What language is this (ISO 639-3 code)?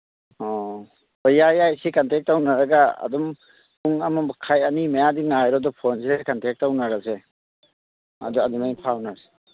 mni